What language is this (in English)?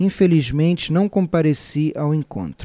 Portuguese